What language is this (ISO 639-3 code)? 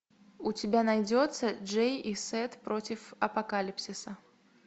rus